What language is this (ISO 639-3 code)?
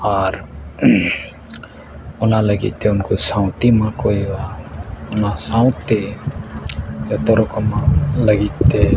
sat